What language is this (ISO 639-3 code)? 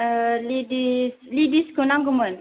brx